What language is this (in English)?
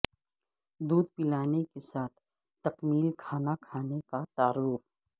Urdu